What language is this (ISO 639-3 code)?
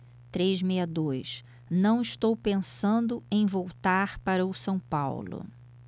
por